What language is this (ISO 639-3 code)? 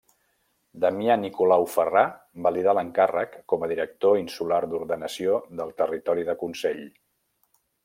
cat